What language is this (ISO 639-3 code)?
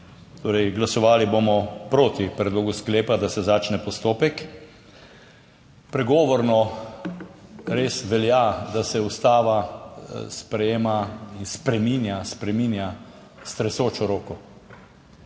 slv